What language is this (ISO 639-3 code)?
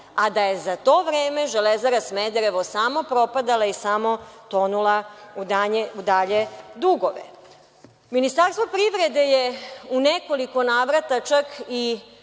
srp